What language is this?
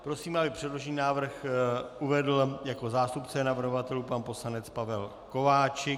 Czech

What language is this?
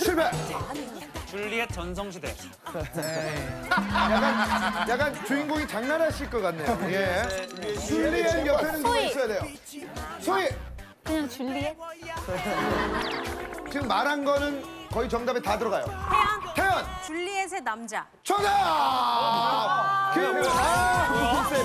Korean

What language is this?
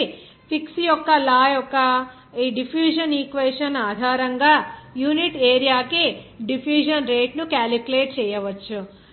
Telugu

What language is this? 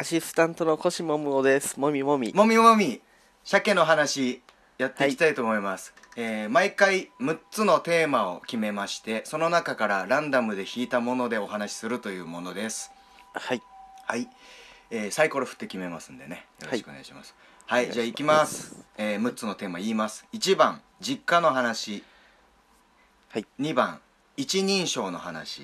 Japanese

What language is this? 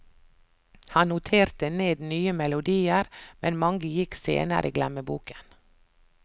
Norwegian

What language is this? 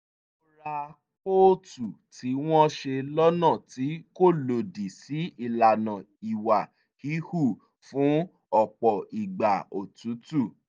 Yoruba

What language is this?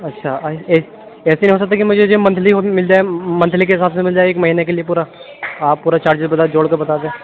Urdu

